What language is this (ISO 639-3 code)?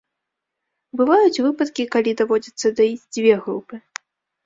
bel